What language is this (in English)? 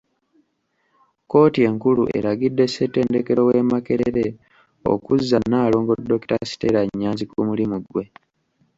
Ganda